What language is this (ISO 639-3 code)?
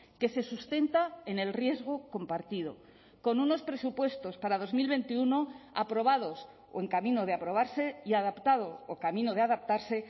spa